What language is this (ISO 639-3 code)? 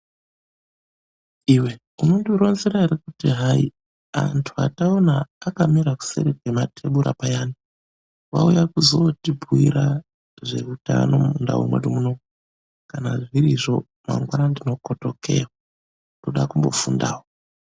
ndc